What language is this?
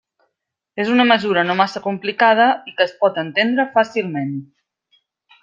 Catalan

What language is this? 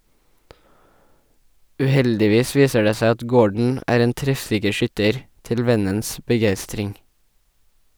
Norwegian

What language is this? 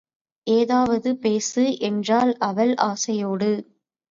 Tamil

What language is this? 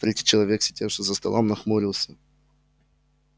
Russian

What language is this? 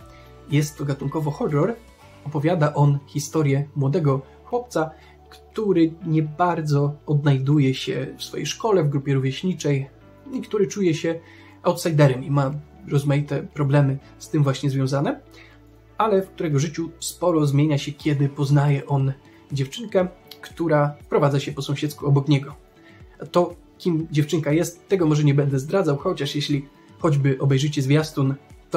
Polish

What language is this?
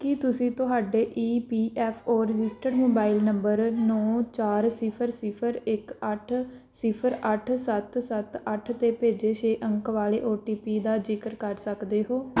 Punjabi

